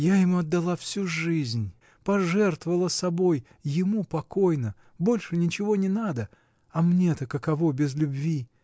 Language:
Russian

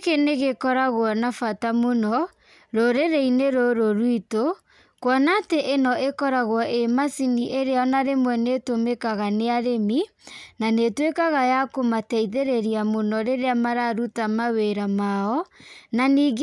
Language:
Kikuyu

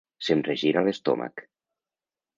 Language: Catalan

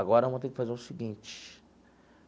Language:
Portuguese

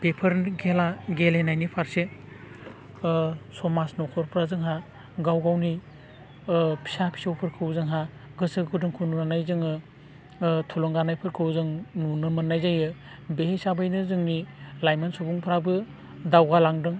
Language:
Bodo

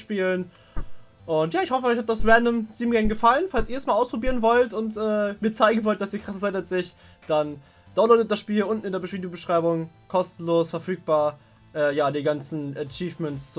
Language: German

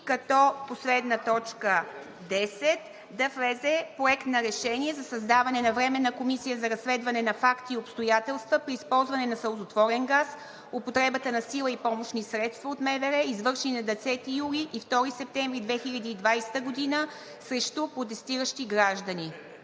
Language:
Bulgarian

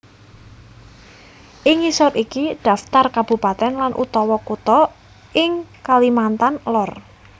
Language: Javanese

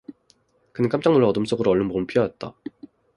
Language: Korean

